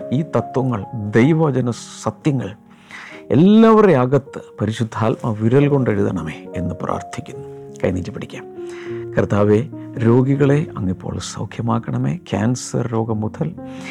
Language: Malayalam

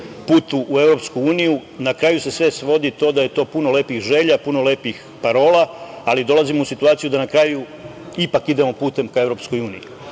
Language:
Serbian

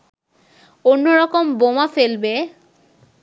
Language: Bangla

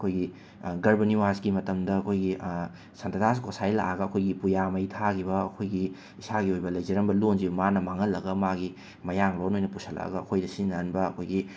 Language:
Manipuri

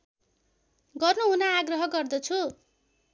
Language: Nepali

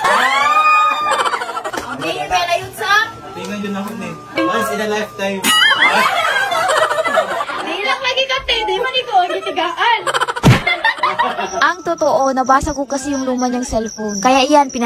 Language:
Filipino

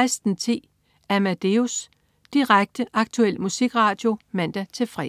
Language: Danish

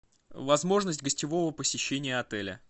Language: Russian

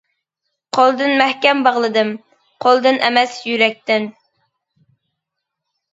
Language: Uyghur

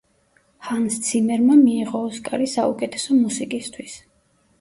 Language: Georgian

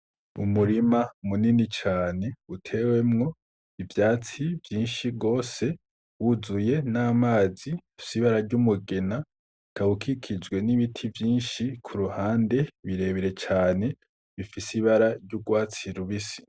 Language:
Rundi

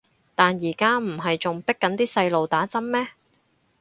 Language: Cantonese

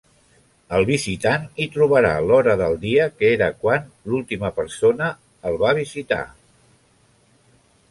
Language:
Catalan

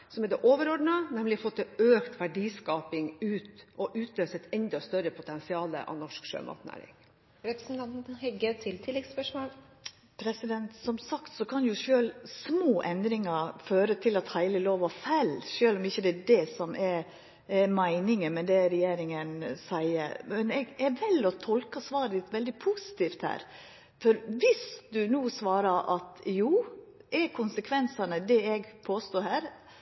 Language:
Norwegian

